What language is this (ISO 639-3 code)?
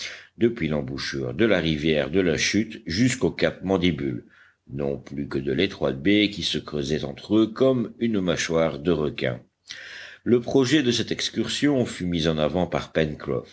fra